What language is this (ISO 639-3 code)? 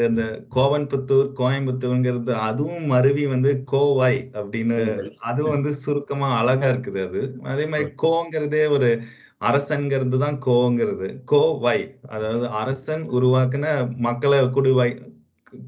tam